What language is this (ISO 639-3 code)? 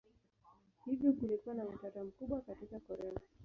swa